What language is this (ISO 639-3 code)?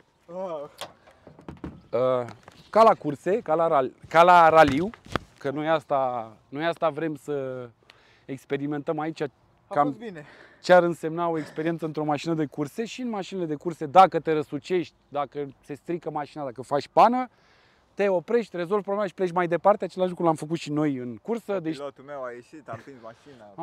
ron